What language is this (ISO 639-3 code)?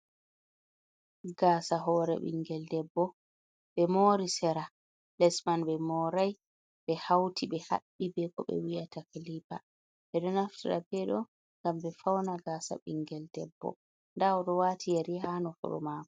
ful